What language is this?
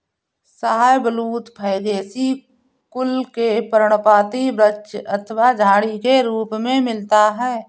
Hindi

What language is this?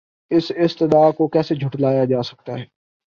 Urdu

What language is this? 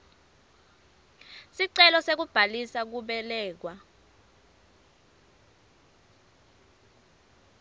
Swati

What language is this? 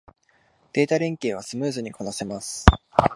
Japanese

